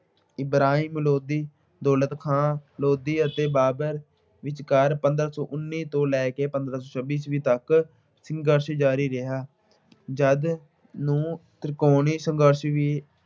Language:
Punjabi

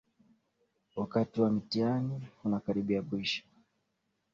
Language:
Swahili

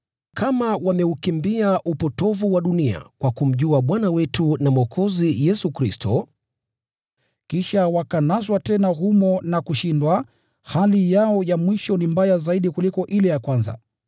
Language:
Swahili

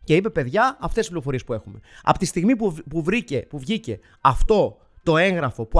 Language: Greek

